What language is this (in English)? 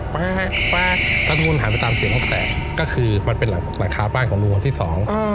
Thai